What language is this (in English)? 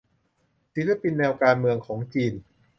Thai